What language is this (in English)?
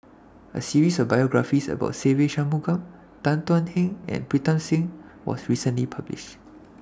English